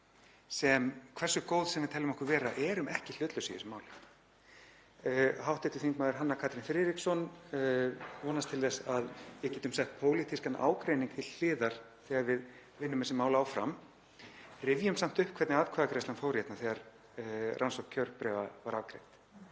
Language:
Icelandic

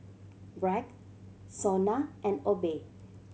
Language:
English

